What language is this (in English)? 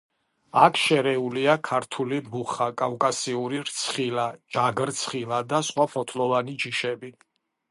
Georgian